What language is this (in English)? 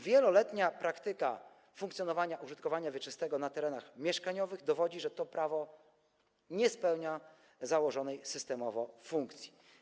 Polish